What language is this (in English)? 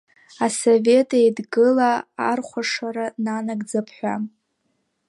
Abkhazian